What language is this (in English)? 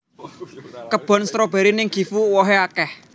Javanese